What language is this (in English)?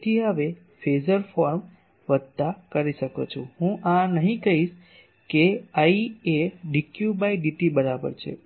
Gujarati